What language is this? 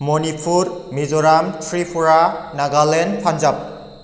Bodo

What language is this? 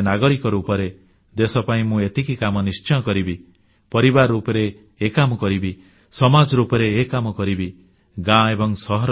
Odia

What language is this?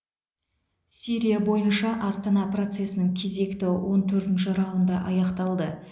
Kazakh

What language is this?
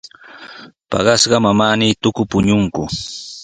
Sihuas Ancash Quechua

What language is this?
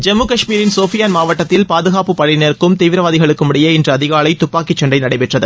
Tamil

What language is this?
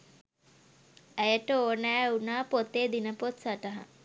Sinhala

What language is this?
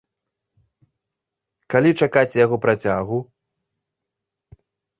Belarusian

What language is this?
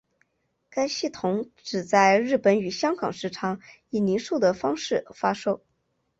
Chinese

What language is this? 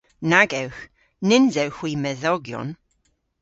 Cornish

